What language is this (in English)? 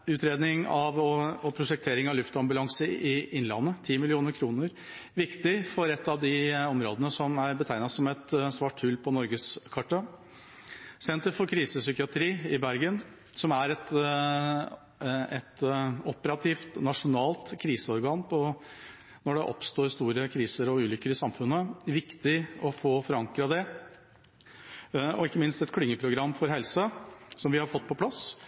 Norwegian Bokmål